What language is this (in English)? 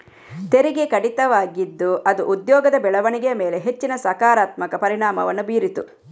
Kannada